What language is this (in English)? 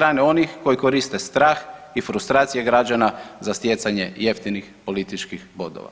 Croatian